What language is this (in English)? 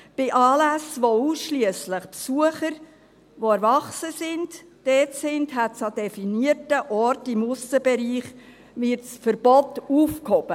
Swiss German